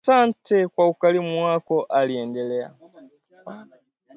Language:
Swahili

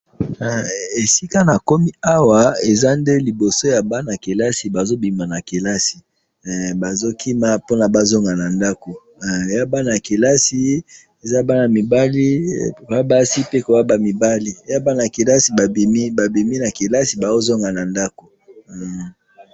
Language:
Lingala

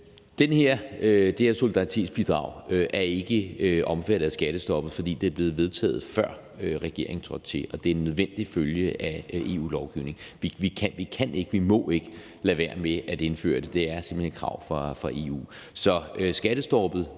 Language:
Danish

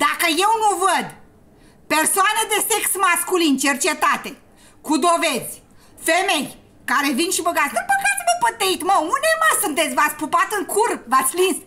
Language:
Romanian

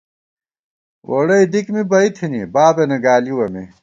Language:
Gawar-Bati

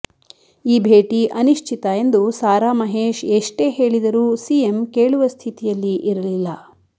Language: Kannada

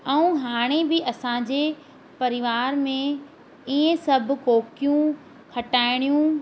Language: Sindhi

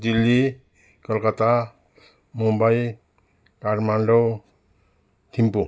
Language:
Nepali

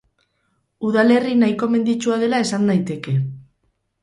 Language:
Basque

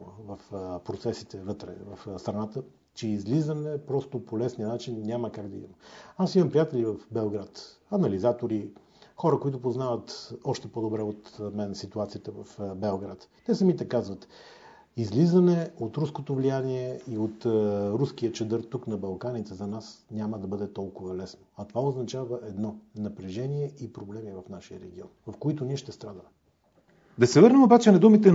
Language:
Bulgarian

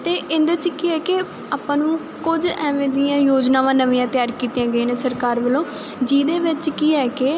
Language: Punjabi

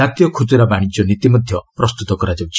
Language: Odia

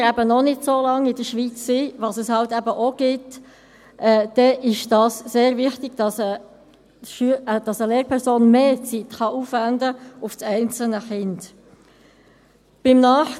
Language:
Swiss German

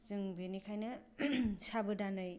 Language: Bodo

